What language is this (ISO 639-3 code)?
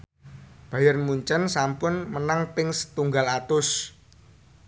jav